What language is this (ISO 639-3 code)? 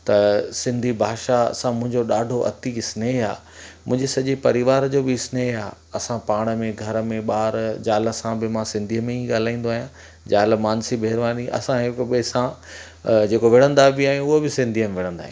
snd